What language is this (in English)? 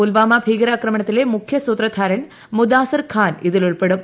Malayalam